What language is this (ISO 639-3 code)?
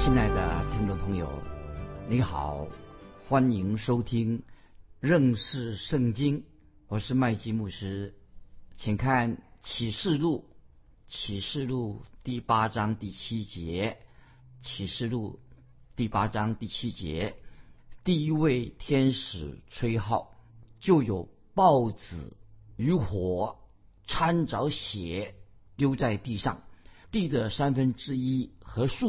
zho